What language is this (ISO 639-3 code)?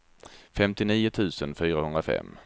swe